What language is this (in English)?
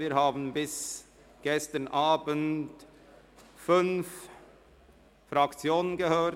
Swiss German